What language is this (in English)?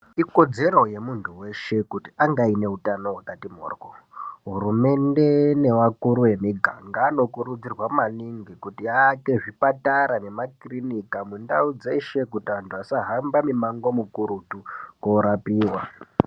Ndau